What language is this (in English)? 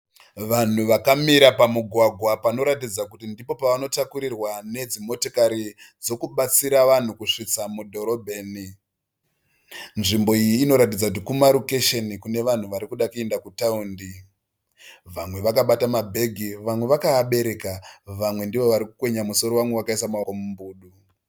Shona